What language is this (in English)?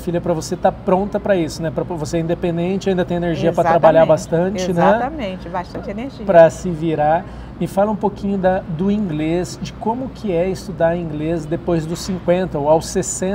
Portuguese